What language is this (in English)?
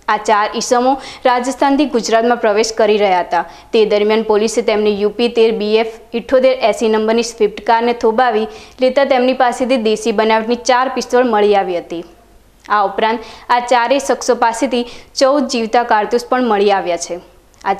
Hindi